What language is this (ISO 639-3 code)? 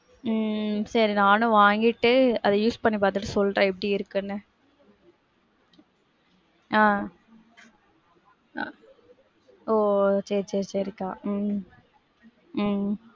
tam